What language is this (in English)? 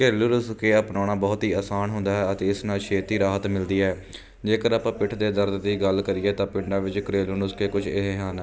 Punjabi